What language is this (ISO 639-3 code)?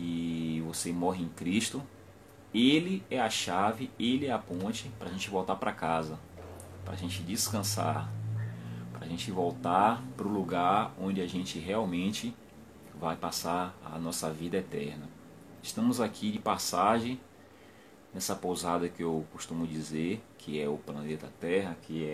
por